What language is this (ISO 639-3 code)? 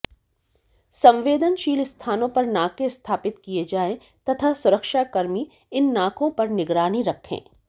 hin